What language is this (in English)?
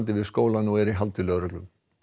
Icelandic